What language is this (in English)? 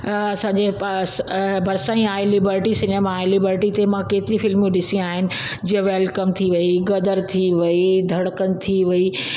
Sindhi